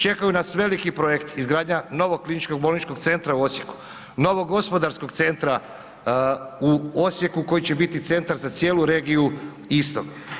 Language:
Croatian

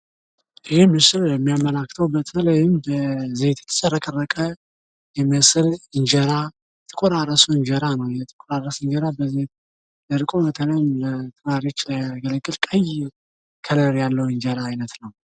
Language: Amharic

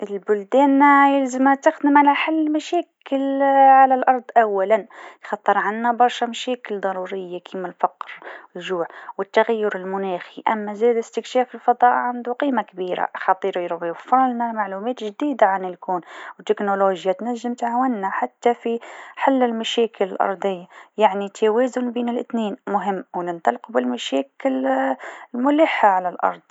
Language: Tunisian Arabic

